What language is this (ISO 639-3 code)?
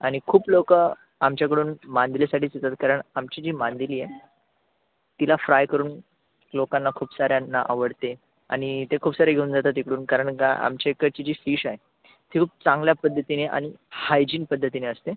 mar